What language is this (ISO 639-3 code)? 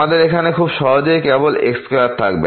ben